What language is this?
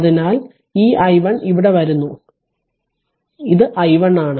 Malayalam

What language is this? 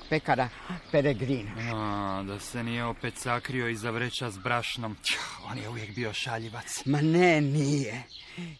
Croatian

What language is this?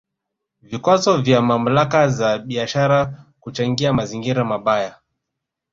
Swahili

